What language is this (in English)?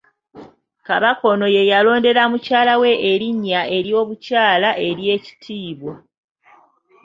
Ganda